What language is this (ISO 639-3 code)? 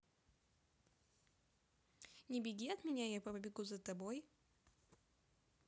rus